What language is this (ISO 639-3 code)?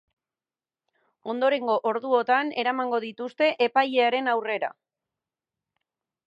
eus